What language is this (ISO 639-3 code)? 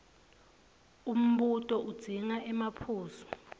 ssw